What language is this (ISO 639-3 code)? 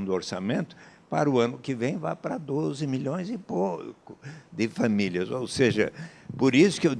por